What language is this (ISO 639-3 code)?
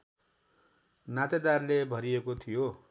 nep